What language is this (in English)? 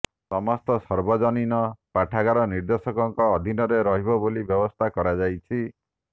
Odia